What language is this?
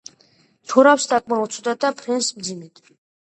Georgian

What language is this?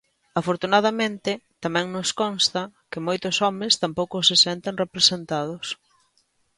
Galician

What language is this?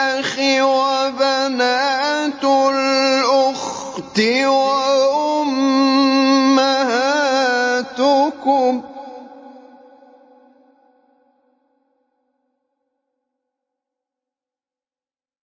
Arabic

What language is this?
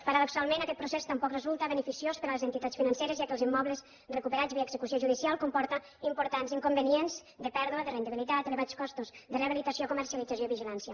Catalan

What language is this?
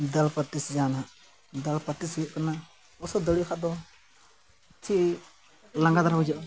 Santali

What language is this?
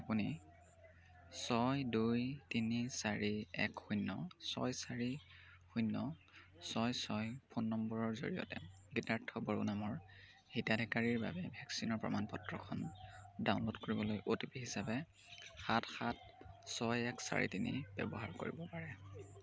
Assamese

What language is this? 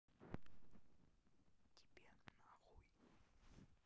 Russian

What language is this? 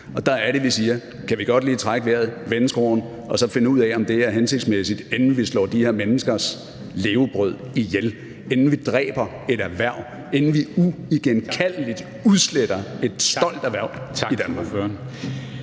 Danish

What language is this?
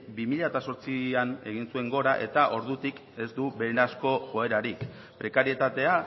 Basque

